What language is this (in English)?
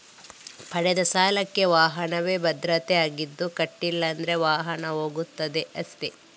Kannada